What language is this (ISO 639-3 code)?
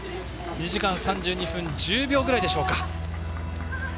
jpn